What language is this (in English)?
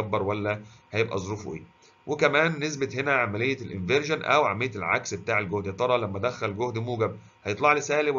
Arabic